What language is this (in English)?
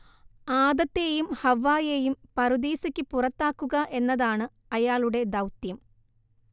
Malayalam